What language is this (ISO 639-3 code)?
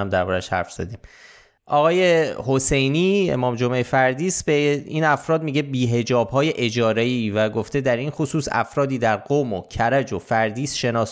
fas